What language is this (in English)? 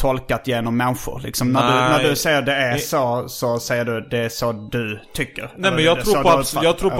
Swedish